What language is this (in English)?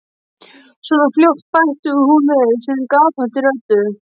Icelandic